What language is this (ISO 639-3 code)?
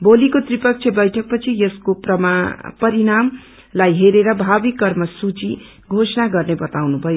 nep